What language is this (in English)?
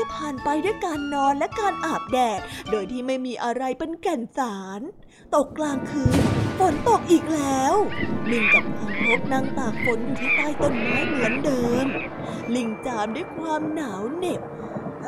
Thai